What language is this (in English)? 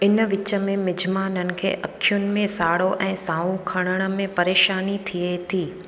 Sindhi